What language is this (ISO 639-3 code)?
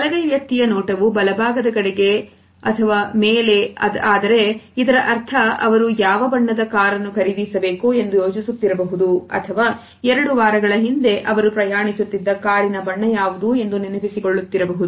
kan